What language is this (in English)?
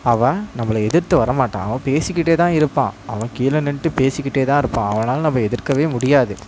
Tamil